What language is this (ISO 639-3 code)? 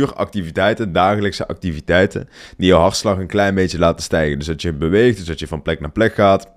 nld